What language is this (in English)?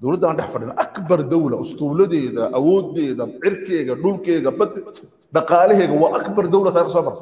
Arabic